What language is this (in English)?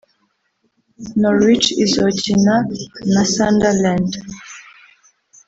Kinyarwanda